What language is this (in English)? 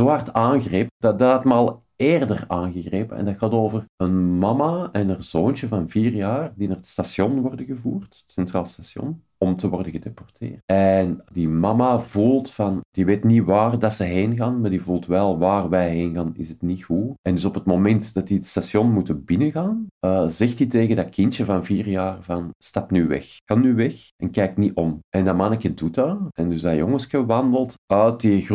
Dutch